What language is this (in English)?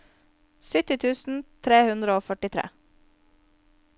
Norwegian